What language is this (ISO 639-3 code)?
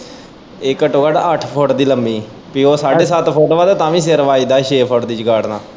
pan